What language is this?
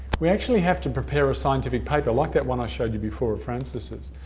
English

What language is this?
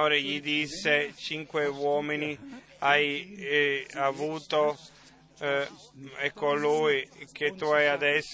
Italian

